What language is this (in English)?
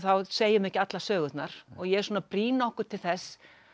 Icelandic